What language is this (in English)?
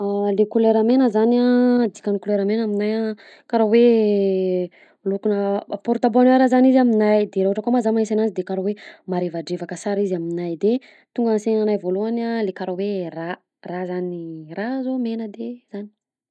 Southern Betsimisaraka Malagasy